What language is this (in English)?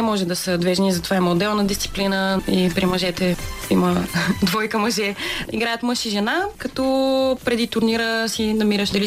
Bulgarian